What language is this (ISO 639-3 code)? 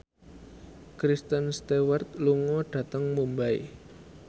jav